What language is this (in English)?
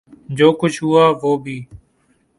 Urdu